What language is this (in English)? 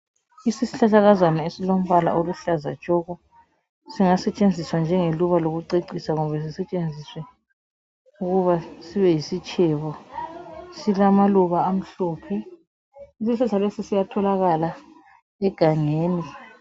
North Ndebele